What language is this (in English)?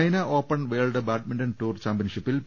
Malayalam